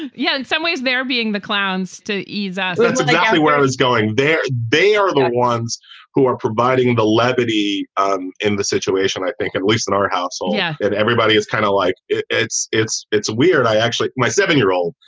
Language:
English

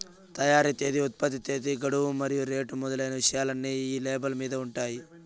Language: Telugu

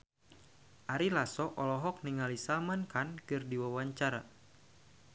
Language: Sundanese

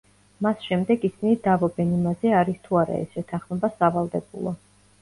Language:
Georgian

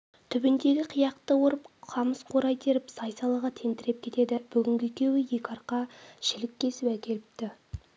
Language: Kazakh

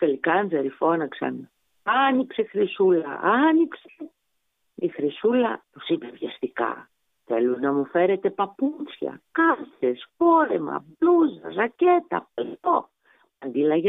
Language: Greek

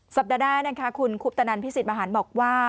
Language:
Thai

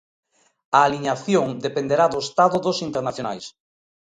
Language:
Galician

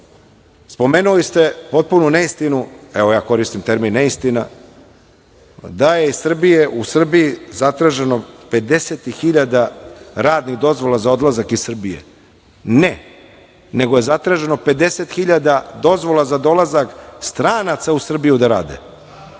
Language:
Serbian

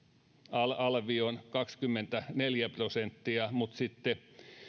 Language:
Finnish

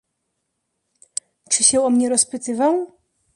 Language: Polish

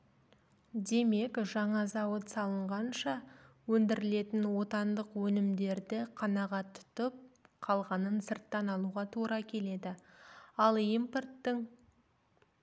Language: Kazakh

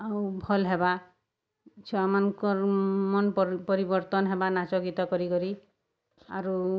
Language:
Odia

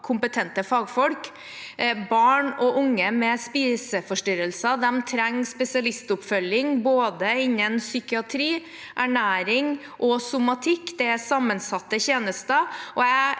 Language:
Norwegian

